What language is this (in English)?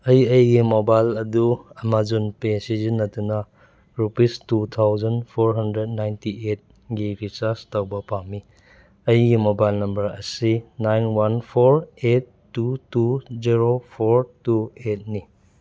Manipuri